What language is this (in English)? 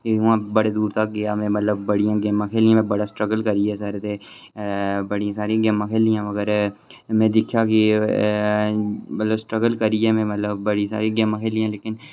Dogri